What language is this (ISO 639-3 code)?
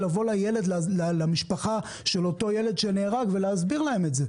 heb